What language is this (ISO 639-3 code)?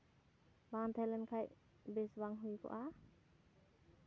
sat